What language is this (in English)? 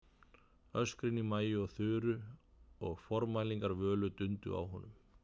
Icelandic